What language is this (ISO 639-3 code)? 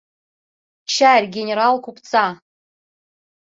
chm